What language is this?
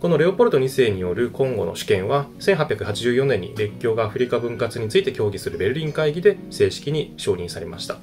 Japanese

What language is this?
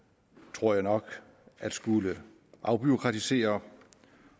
Danish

